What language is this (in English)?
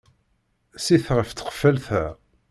Kabyle